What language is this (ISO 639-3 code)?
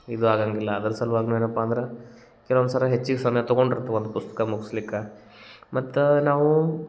kan